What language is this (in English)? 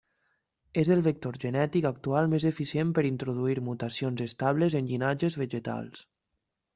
Catalan